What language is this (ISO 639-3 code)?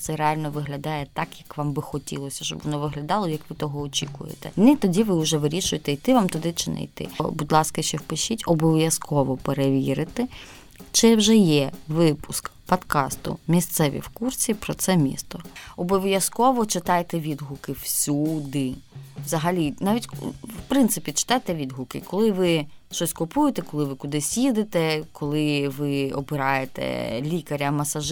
ukr